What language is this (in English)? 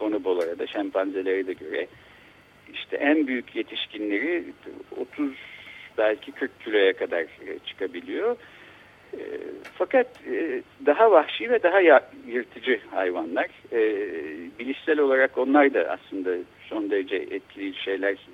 Turkish